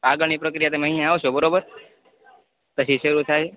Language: Gujarati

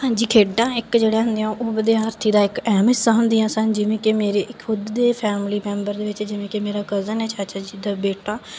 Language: Punjabi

